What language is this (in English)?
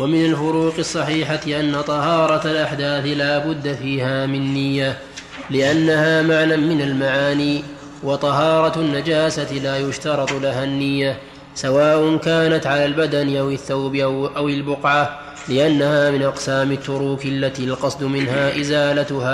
Arabic